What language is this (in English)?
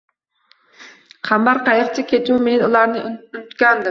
Uzbek